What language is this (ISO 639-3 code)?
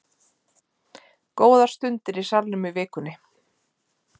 isl